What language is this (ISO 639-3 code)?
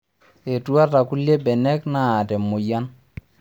mas